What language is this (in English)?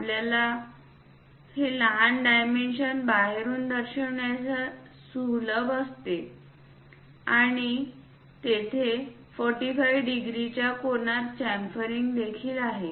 Marathi